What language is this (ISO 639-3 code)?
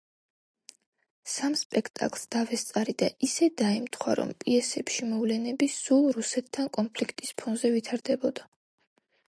kat